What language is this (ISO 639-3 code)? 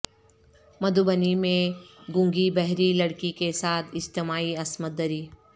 urd